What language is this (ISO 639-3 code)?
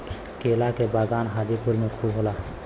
bho